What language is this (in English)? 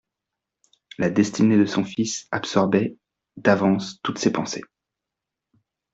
French